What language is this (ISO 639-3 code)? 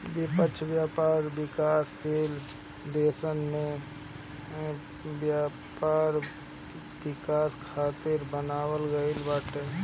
bho